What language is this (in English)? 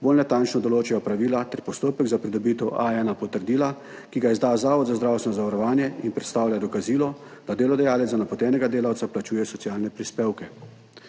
Slovenian